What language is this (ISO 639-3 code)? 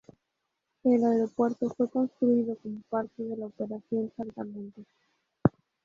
spa